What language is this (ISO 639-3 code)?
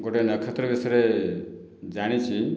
ori